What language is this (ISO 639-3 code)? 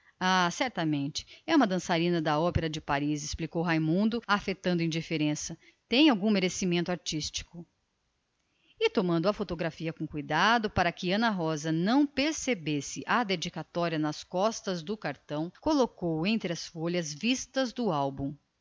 por